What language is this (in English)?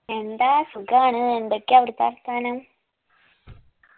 Malayalam